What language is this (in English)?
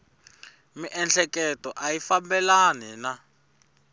Tsonga